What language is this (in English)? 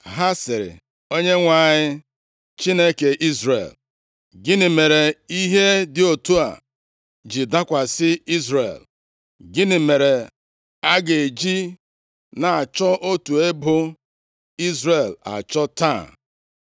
Igbo